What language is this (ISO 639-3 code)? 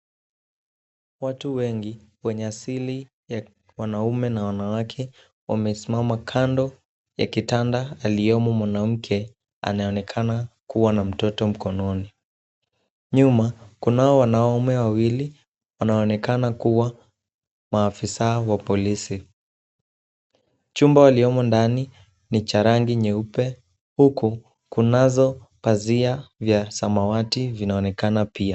swa